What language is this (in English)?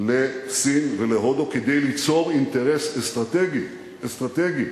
Hebrew